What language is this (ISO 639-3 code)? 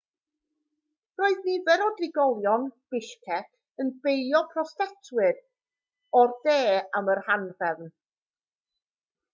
cym